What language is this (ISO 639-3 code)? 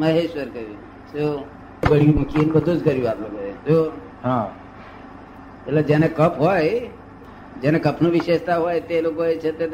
guj